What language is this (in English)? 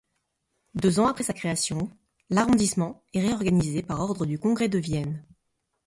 French